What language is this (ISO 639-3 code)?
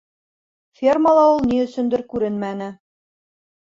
bak